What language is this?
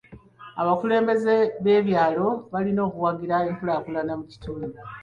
Ganda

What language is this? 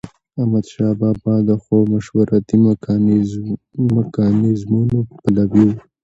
Pashto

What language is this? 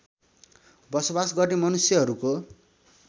Nepali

